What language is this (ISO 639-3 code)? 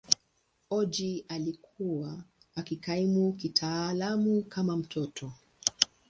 swa